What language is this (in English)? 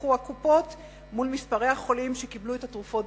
Hebrew